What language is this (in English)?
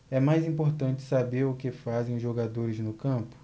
Portuguese